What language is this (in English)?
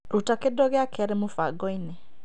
Kikuyu